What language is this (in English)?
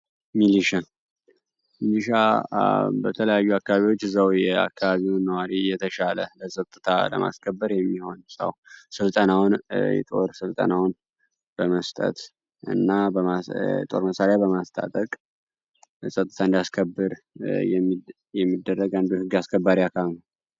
Amharic